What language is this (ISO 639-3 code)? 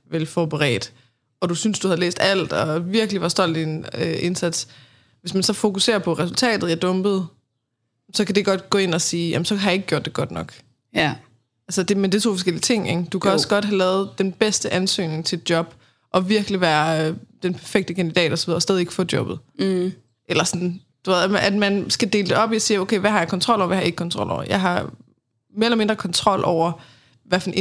dan